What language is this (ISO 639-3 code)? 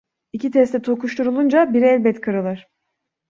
tur